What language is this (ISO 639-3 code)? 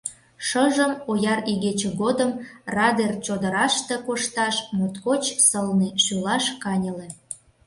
chm